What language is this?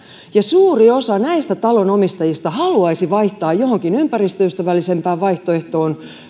Finnish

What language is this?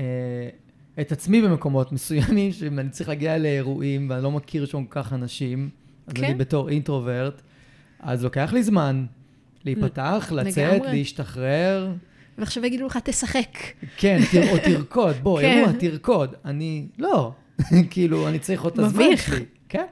Hebrew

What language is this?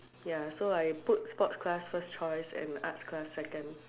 English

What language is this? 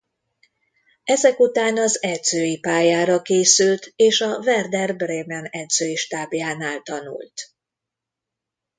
Hungarian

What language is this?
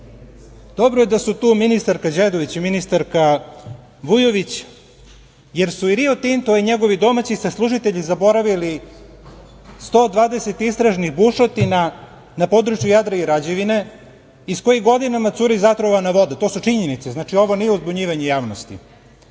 Serbian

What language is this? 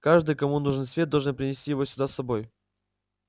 Russian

